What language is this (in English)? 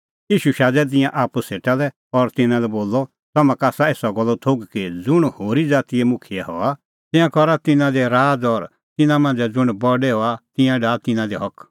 Kullu Pahari